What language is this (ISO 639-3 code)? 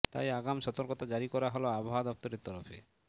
ben